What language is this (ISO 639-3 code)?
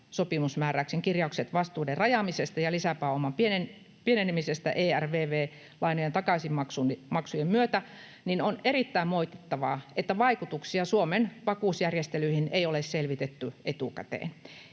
fin